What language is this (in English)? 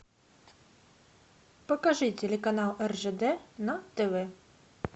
Russian